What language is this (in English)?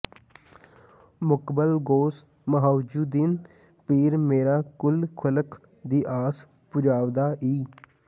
Punjabi